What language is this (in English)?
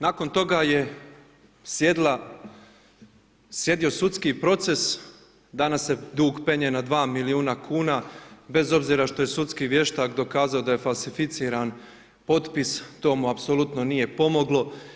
Croatian